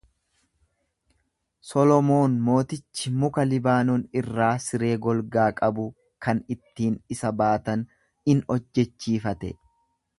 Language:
Oromo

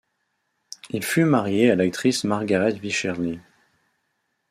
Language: French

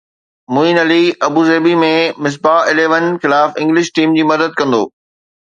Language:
Sindhi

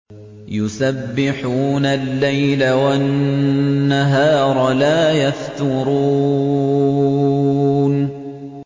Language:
Arabic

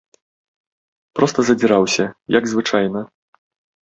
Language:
Belarusian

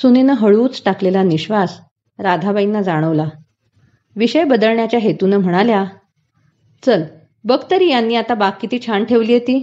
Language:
Marathi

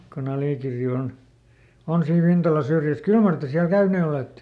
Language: Finnish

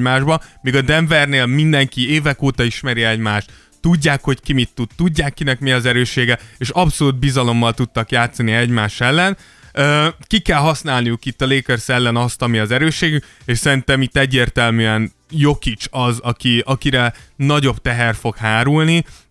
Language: Hungarian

